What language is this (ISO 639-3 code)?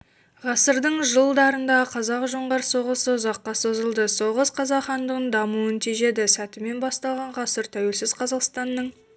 kaz